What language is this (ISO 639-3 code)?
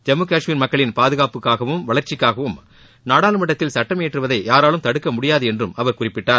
tam